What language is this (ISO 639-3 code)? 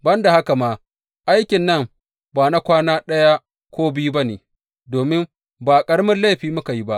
hau